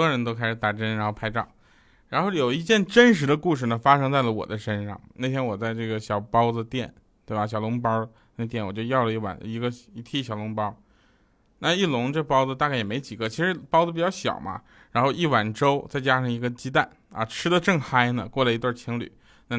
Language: Chinese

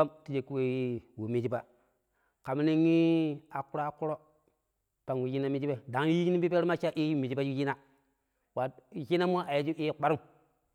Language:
Pero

